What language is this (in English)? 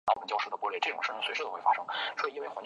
Chinese